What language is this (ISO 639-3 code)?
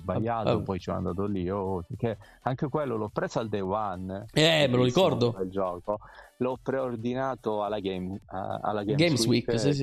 ita